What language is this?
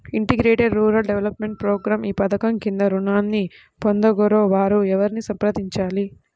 Telugu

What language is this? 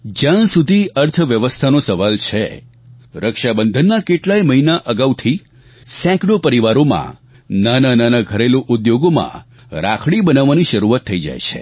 Gujarati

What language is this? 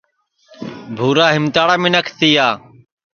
Sansi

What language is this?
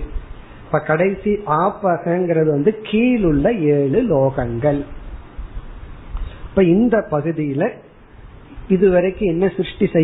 Tamil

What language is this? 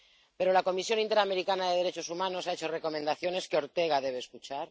Spanish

